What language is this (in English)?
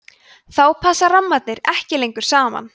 Icelandic